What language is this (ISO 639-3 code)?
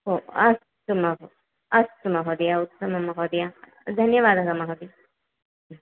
san